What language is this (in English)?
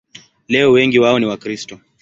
Swahili